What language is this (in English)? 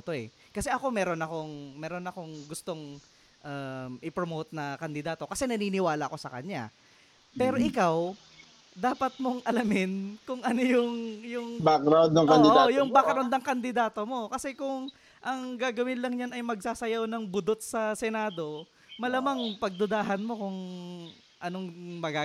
Filipino